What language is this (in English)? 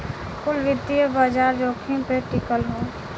Bhojpuri